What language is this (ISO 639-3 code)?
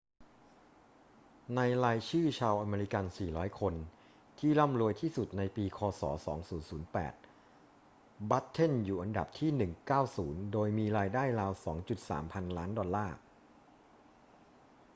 tha